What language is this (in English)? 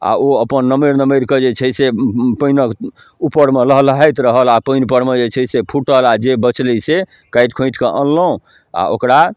Maithili